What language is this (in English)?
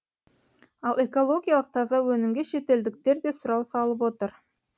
Kazakh